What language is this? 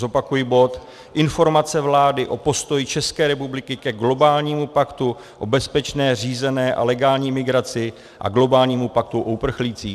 Czech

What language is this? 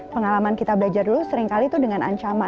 Indonesian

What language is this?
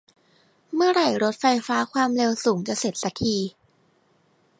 Thai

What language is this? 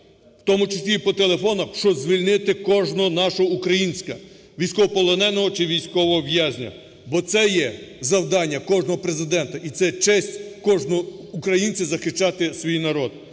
Ukrainian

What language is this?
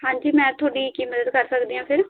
Punjabi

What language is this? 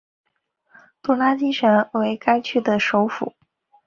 Chinese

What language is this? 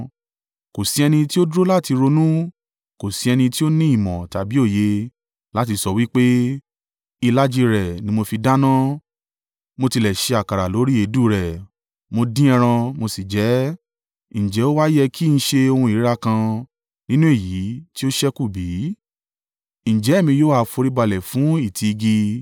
Yoruba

